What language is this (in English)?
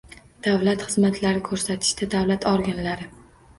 Uzbek